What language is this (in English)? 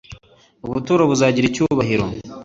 Kinyarwanda